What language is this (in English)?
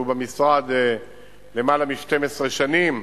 Hebrew